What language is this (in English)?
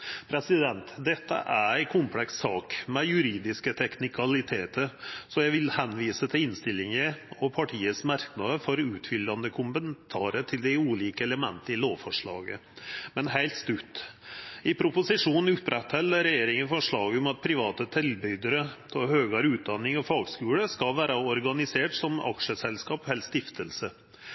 Norwegian Nynorsk